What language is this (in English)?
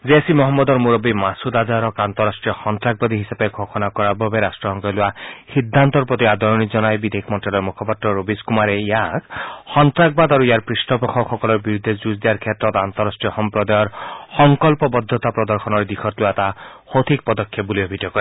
Assamese